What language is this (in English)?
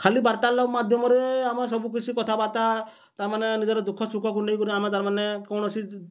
Odia